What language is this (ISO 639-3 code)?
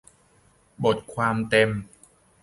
tha